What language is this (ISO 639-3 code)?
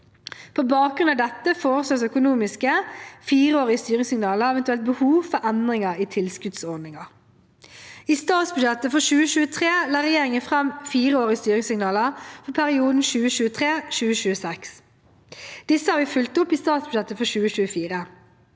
nor